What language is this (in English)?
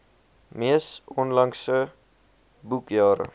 Afrikaans